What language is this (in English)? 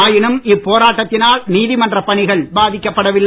Tamil